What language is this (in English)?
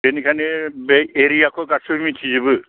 Bodo